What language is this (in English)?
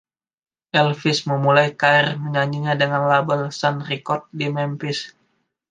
Indonesian